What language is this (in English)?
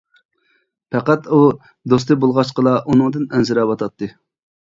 Uyghur